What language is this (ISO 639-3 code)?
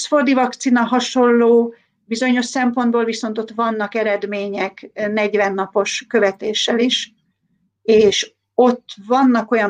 hun